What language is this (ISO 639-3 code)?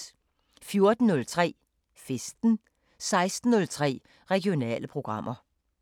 dan